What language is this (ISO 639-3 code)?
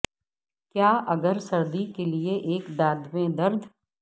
urd